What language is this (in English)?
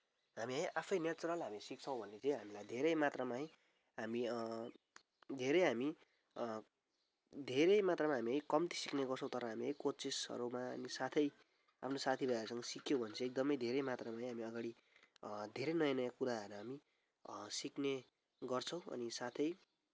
Nepali